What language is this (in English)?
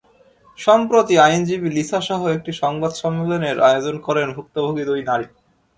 Bangla